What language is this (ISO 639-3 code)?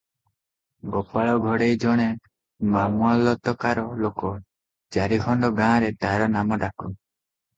ori